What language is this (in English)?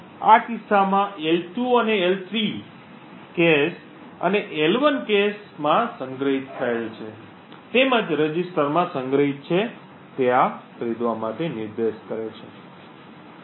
Gujarati